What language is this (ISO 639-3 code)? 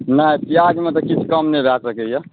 mai